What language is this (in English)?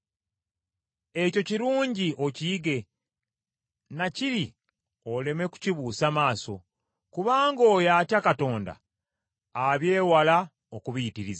Ganda